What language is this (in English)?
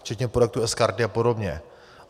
Czech